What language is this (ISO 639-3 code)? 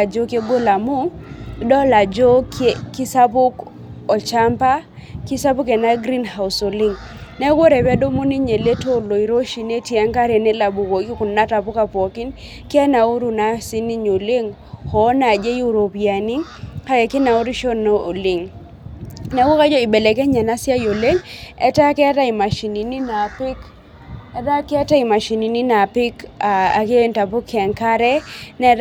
mas